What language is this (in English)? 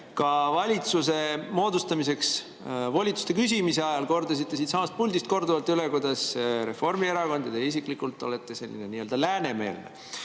Estonian